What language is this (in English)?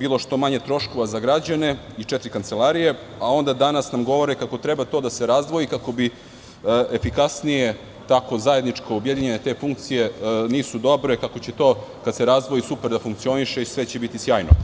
Serbian